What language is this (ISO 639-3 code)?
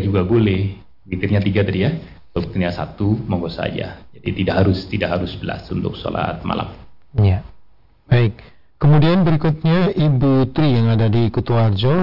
ind